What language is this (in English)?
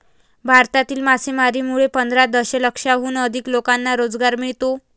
Marathi